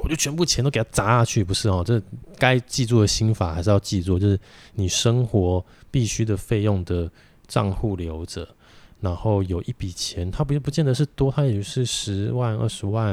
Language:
Chinese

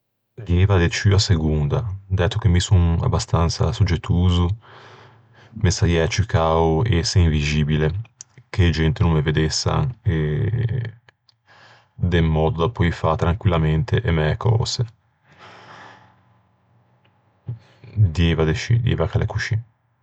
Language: Ligurian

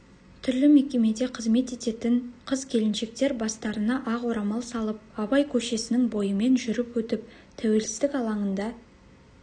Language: Kazakh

